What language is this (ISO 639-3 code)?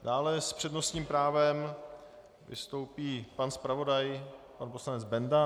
ces